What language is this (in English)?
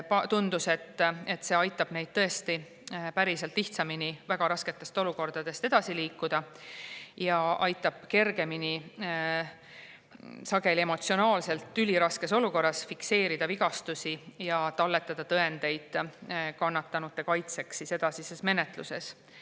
Estonian